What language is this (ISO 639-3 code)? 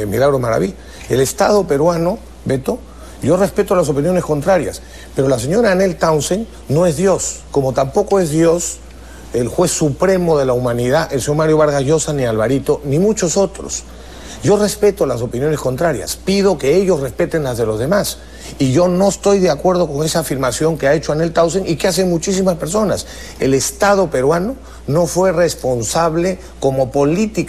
spa